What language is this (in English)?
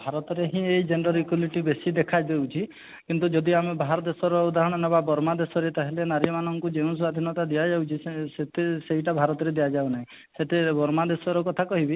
Odia